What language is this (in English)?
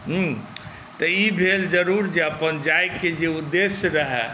Maithili